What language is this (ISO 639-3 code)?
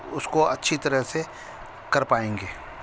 urd